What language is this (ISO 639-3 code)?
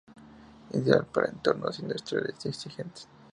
spa